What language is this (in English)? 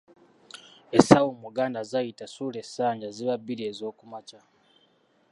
Ganda